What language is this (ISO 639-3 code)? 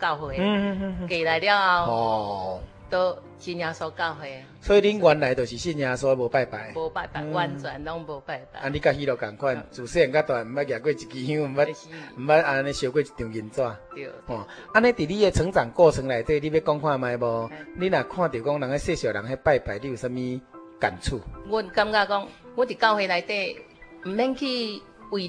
zho